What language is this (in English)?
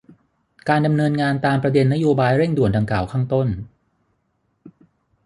Thai